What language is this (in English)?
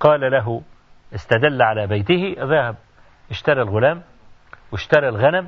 Arabic